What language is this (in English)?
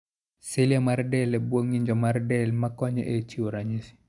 Luo (Kenya and Tanzania)